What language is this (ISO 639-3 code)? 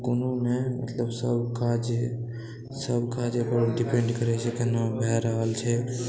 mai